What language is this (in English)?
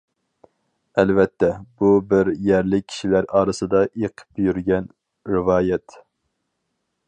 Uyghur